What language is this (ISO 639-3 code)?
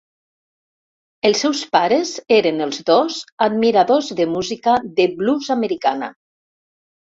cat